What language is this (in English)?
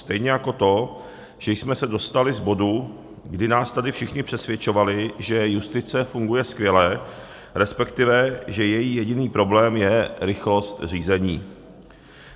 Czech